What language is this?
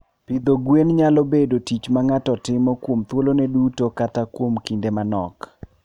Luo (Kenya and Tanzania)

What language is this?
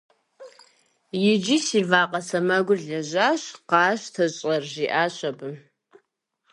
Kabardian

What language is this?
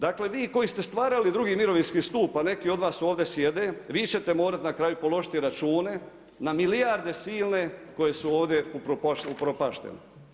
Croatian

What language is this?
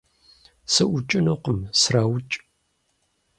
Kabardian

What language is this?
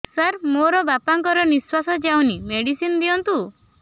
Odia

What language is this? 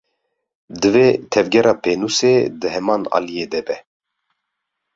Kurdish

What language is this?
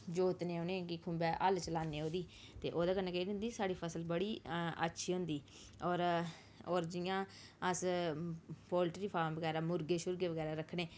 Dogri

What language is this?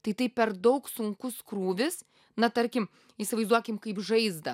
Lithuanian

